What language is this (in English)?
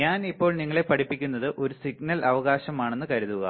Malayalam